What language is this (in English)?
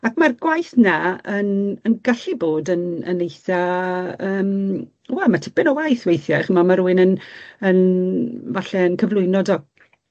Welsh